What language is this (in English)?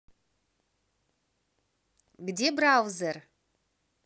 Russian